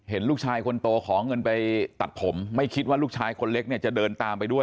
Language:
Thai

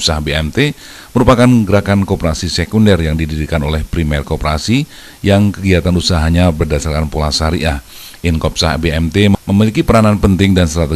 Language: Indonesian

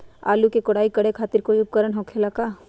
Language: Magahi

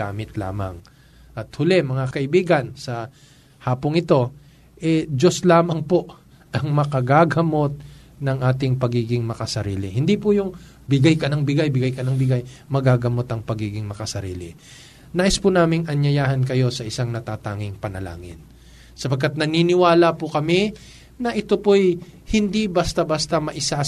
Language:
Filipino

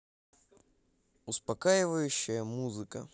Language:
Russian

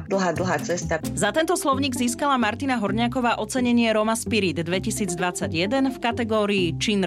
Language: Slovak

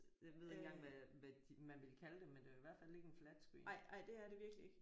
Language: Danish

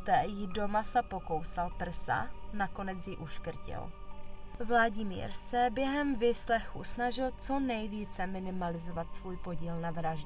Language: Czech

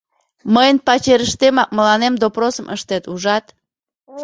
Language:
Mari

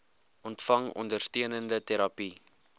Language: Afrikaans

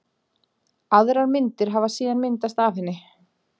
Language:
Icelandic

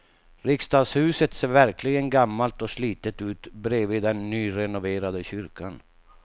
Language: Swedish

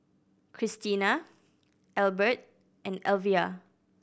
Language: English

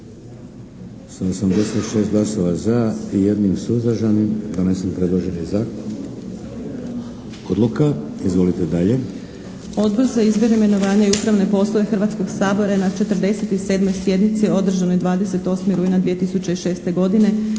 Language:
Croatian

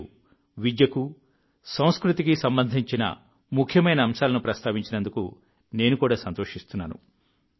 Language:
Telugu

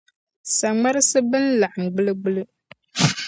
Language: Dagbani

